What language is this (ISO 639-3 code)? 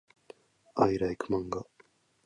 jpn